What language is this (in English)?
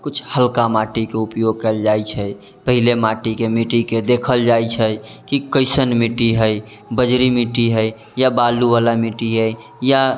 Maithili